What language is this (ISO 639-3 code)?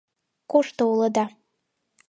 chm